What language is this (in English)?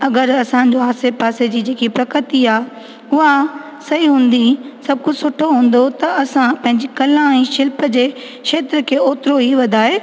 Sindhi